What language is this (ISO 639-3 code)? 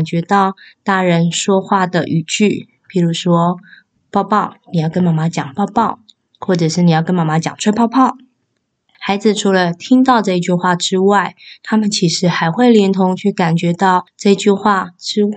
zho